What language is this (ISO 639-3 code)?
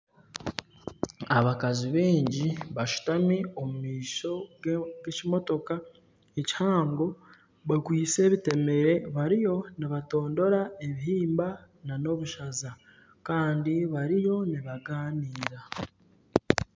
nyn